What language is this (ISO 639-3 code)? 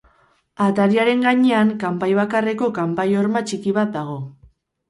eus